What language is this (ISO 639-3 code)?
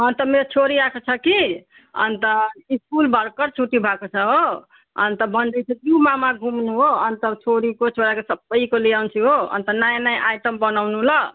nep